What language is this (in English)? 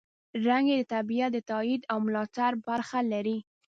Pashto